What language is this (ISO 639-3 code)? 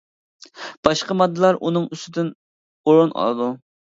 uig